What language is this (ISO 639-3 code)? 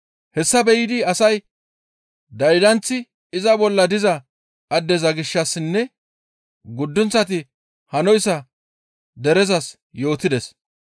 gmv